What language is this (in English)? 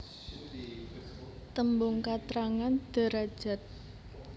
Javanese